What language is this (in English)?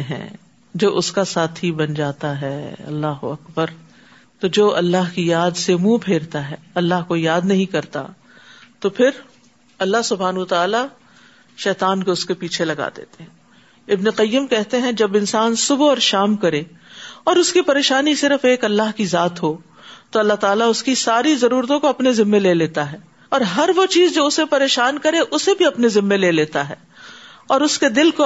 Urdu